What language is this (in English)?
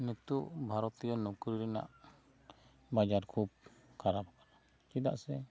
Santali